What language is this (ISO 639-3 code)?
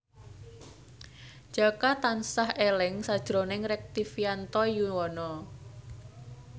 jav